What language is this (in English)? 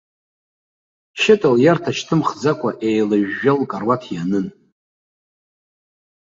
Abkhazian